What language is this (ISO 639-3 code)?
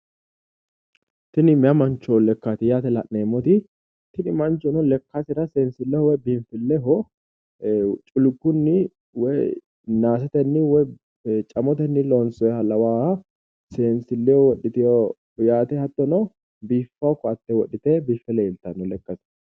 sid